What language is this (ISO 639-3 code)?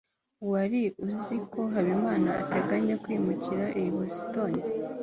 kin